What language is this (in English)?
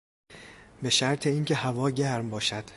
Persian